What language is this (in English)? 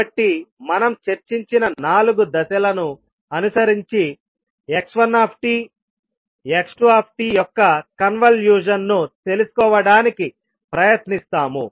Telugu